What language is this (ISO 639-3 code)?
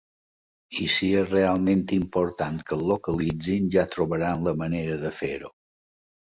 cat